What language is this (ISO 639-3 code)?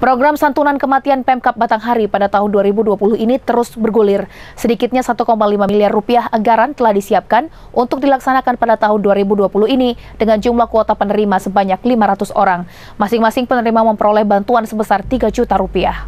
ind